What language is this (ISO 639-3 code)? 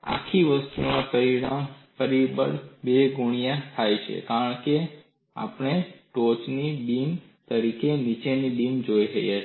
guj